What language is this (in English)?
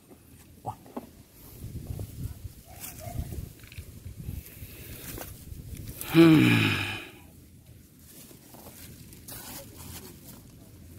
Vietnamese